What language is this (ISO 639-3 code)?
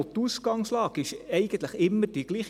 gsw